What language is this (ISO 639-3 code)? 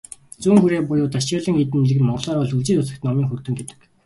mon